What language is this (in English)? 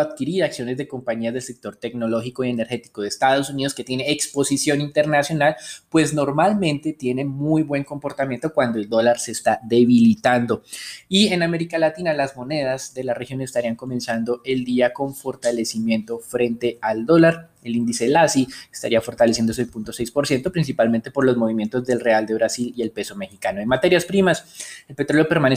Spanish